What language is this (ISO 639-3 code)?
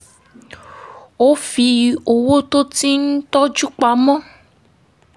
yor